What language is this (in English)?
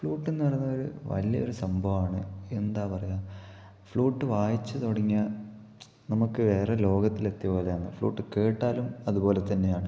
Malayalam